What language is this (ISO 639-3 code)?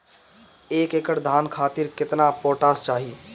bho